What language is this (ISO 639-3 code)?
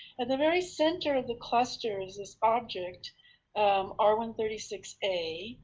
eng